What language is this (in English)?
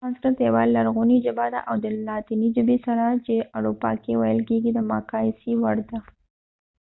Pashto